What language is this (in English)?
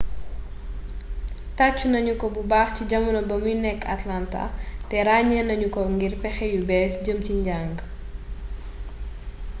Wolof